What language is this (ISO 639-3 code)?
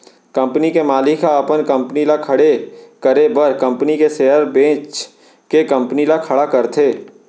hne